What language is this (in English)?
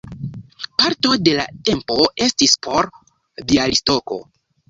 Esperanto